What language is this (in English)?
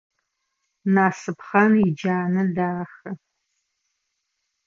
Adyghe